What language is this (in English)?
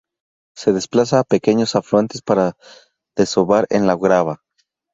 Spanish